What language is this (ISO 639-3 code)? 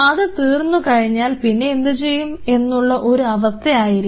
mal